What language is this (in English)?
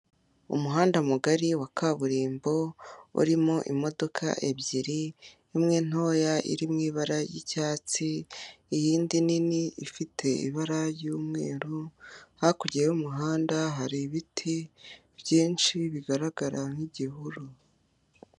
Kinyarwanda